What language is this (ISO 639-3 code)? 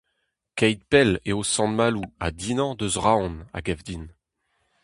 bre